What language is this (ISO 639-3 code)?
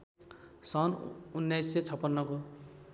nep